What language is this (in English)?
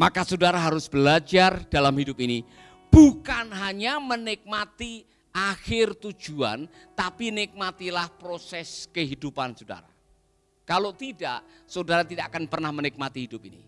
Indonesian